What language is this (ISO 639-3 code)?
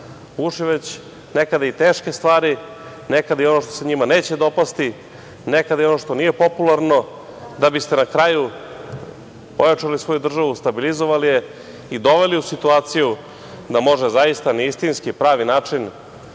srp